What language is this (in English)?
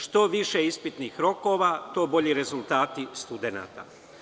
Serbian